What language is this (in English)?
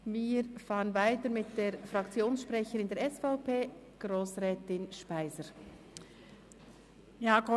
Swiss German